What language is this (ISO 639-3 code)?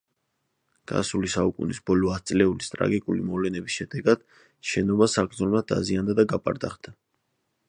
kat